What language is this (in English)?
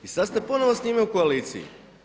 Croatian